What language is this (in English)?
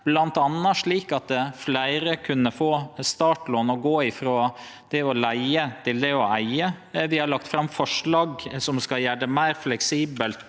Norwegian